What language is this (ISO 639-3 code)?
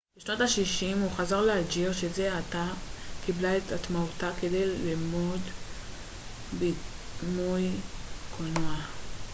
heb